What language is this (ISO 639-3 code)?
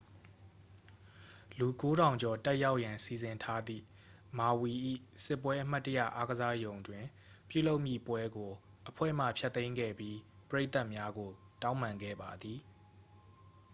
mya